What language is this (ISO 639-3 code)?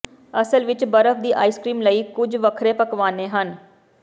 pan